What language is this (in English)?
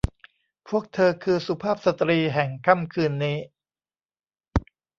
Thai